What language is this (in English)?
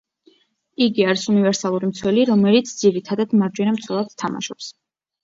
Georgian